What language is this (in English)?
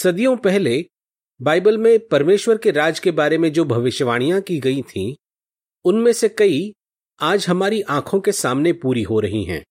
Hindi